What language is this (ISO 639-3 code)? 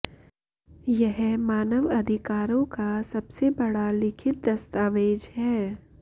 san